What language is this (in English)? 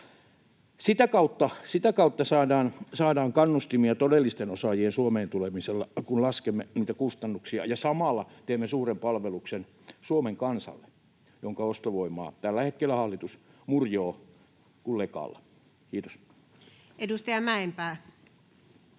Finnish